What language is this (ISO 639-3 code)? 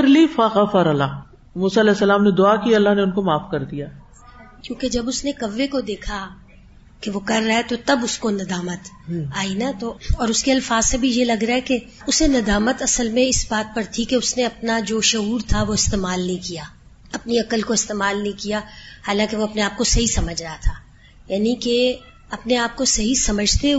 urd